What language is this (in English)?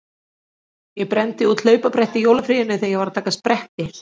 Icelandic